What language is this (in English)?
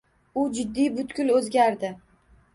Uzbek